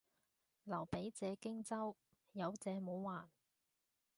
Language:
Cantonese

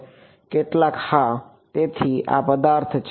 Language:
Gujarati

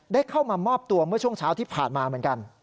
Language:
Thai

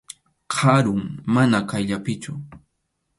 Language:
Arequipa-La Unión Quechua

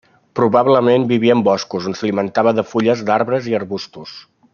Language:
Catalan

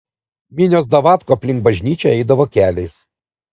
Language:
Lithuanian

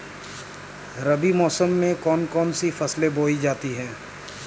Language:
Hindi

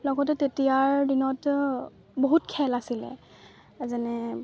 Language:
Assamese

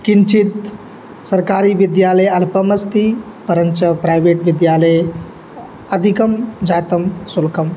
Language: Sanskrit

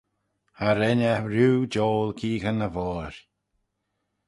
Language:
Manx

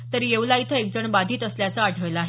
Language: Marathi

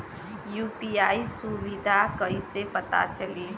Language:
Bhojpuri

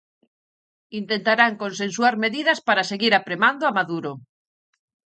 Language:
Galician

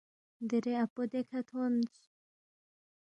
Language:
Balti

